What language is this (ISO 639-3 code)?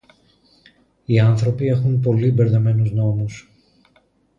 ell